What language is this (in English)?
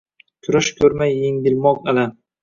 Uzbek